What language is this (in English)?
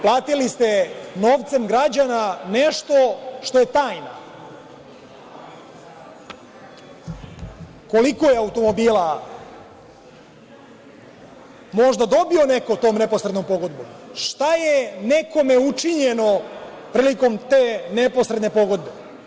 Serbian